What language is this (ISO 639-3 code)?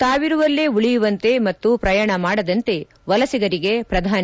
kan